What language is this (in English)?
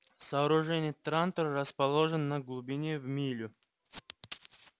Russian